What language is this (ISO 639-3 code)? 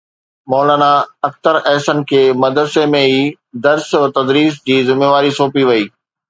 snd